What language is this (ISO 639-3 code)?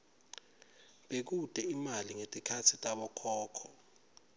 ssw